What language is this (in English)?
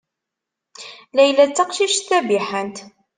Kabyle